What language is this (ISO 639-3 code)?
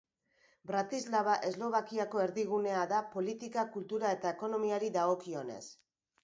eus